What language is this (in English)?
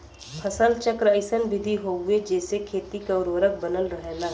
Bhojpuri